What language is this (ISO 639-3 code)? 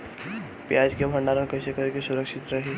bho